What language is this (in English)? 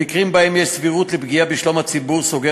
Hebrew